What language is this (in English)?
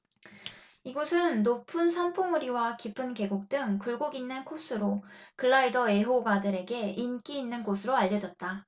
Korean